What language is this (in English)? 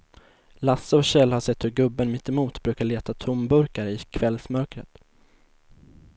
Swedish